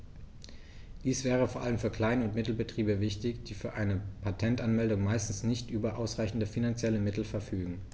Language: German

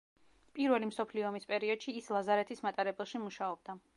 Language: Georgian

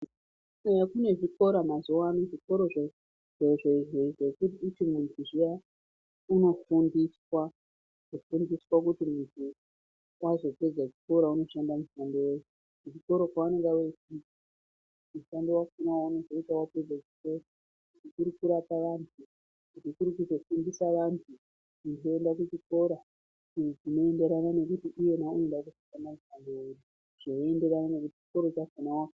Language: Ndau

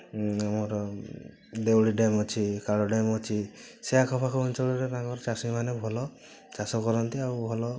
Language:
Odia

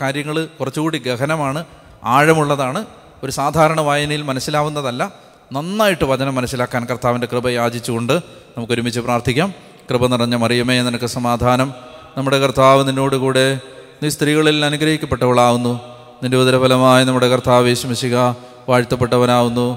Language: Malayalam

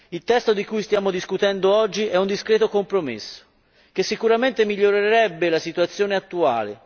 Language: Italian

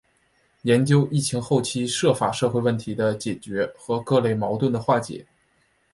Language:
Chinese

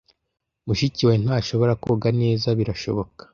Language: Kinyarwanda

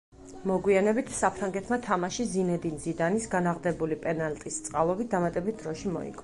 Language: Georgian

